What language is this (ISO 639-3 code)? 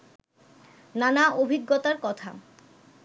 ben